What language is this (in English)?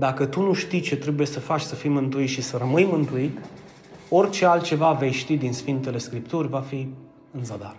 Romanian